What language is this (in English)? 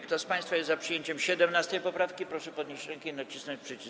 Polish